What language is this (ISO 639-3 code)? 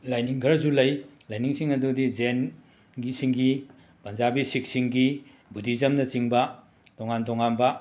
mni